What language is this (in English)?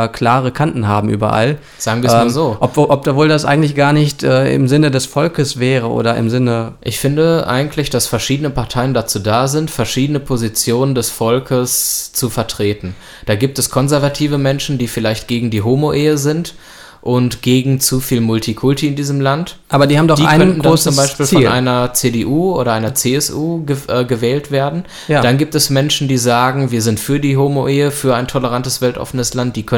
German